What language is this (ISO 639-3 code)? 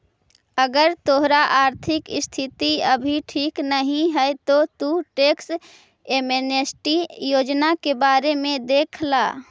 mag